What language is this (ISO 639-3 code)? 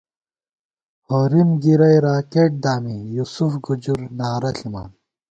gwt